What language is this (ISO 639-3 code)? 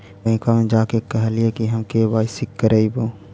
mag